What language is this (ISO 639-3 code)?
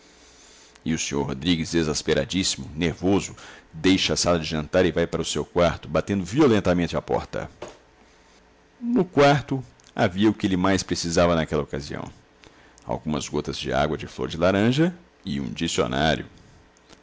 por